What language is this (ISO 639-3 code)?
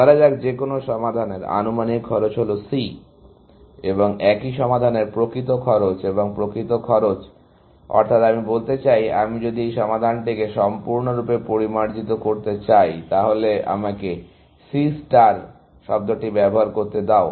ben